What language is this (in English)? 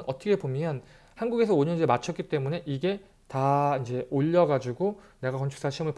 Korean